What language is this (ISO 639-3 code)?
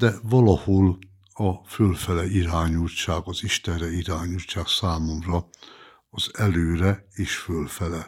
hun